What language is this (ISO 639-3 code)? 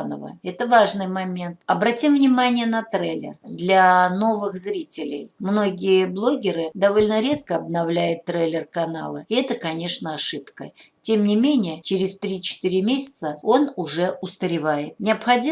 rus